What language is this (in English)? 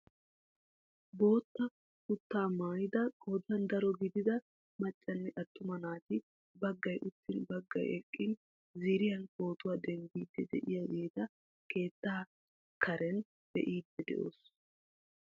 Wolaytta